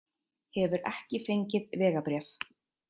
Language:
Icelandic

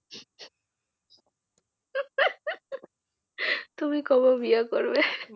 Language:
Bangla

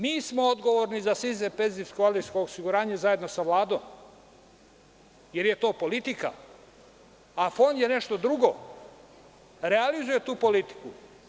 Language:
Serbian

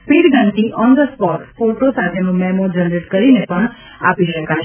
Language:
Gujarati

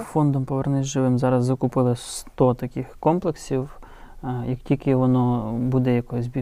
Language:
Ukrainian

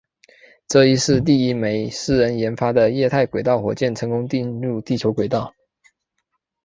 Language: Chinese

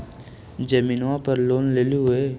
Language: Magahi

